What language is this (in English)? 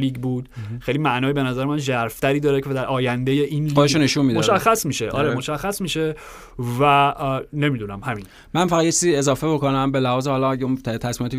Persian